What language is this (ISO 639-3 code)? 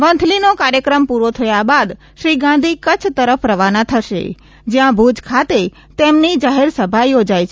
guj